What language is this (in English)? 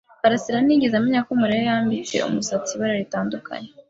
Kinyarwanda